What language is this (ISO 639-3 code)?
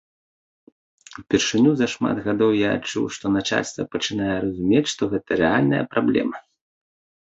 bel